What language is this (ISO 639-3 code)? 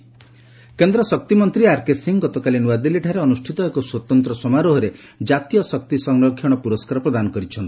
ori